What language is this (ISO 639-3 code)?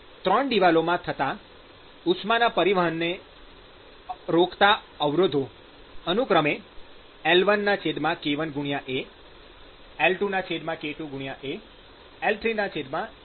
guj